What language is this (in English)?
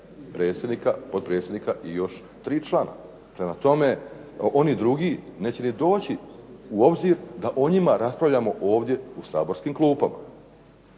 Croatian